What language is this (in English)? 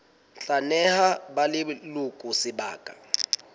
Southern Sotho